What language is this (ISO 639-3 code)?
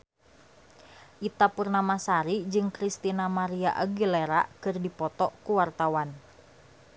sun